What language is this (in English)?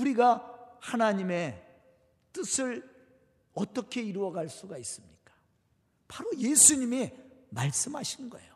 Korean